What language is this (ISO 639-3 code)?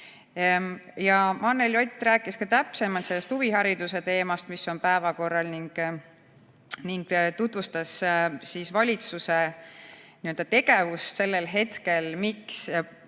est